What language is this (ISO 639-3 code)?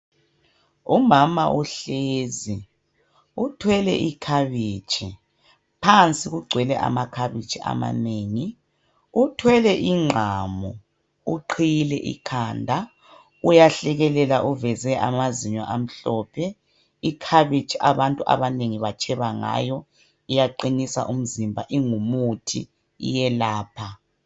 nde